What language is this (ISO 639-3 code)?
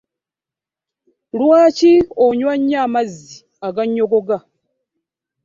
lug